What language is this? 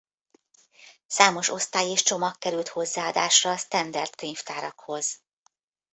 Hungarian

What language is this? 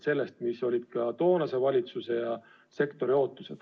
Estonian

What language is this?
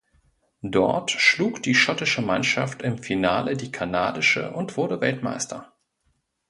German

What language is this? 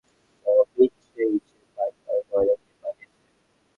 Bangla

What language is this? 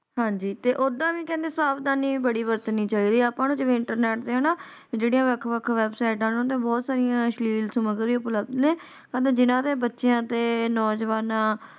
Punjabi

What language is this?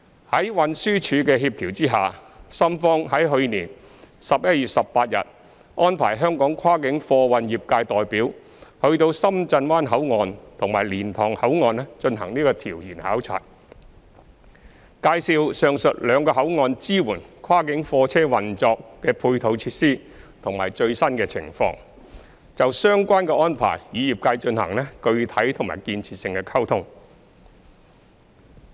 Cantonese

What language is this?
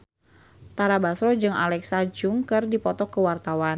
Sundanese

